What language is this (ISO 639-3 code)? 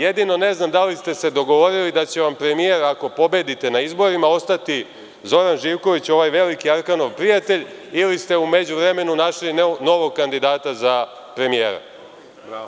srp